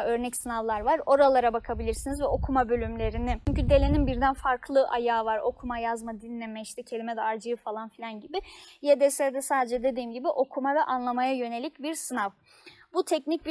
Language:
Turkish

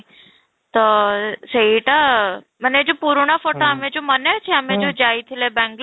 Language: Odia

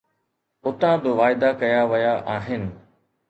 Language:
Sindhi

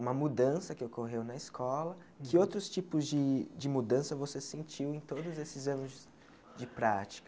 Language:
Portuguese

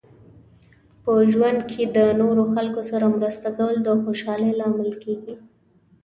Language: Pashto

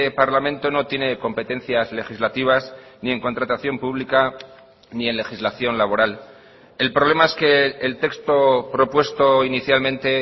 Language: Spanish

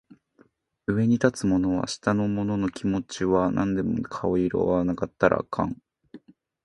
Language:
Japanese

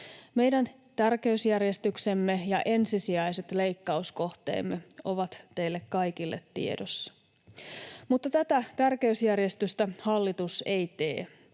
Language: Finnish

